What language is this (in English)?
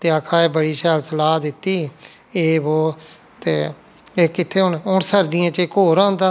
Dogri